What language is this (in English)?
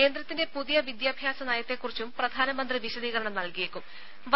Malayalam